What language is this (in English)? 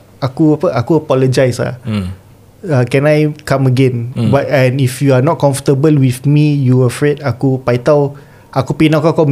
Malay